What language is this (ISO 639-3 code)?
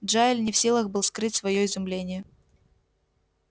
rus